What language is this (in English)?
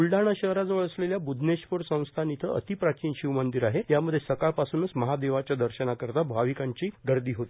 Marathi